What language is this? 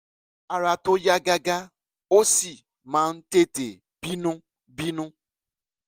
Yoruba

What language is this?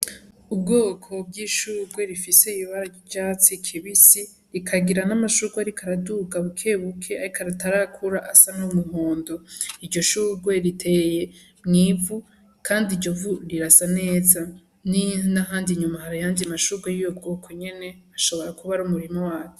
Rundi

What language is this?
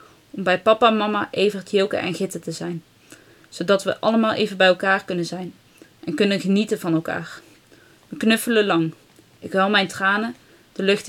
Dutch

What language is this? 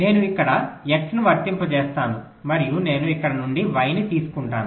Telugu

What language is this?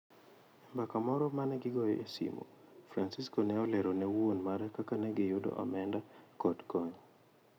Luo (Kenya and Tanzania)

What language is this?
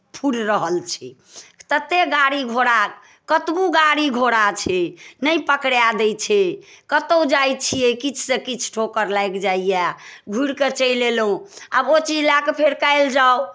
Maithili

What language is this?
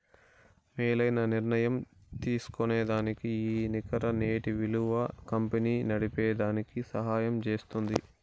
Telugu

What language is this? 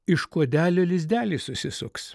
Lithuanian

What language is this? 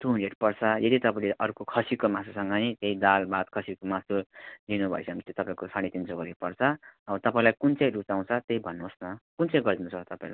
Nepali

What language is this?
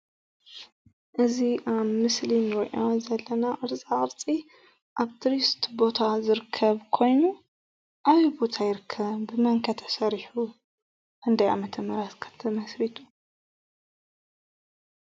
Tigrinya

